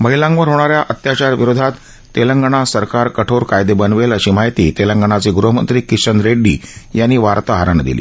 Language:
Marathi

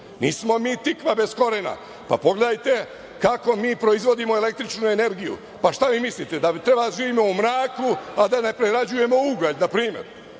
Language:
Serbian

